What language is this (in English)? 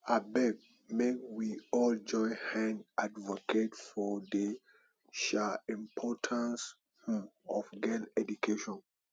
Nigerian Pidgin